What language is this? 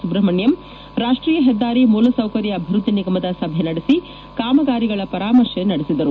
Kannada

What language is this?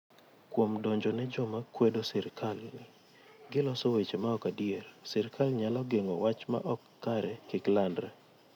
Luo (Kenya and Tanzania)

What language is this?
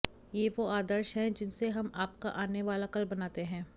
Hindi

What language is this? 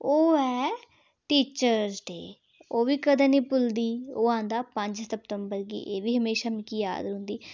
Dogri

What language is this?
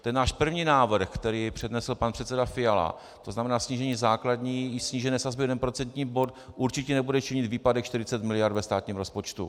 Czech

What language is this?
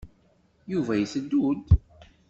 Kabyle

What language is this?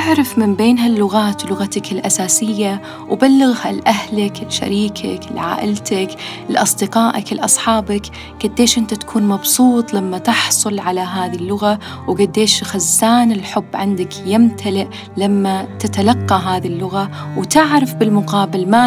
Arabic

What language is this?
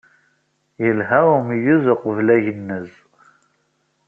Kabyle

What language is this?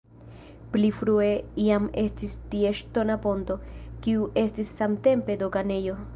Esperanto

